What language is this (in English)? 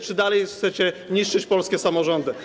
Polish